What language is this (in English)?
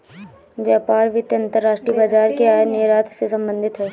Hindi